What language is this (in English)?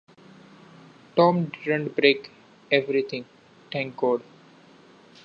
English